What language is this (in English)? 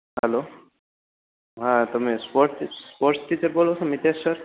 Gujarati